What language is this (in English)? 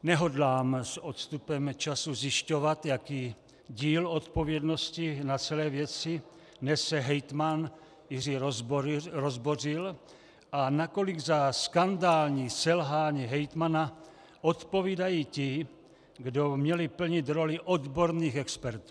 Czech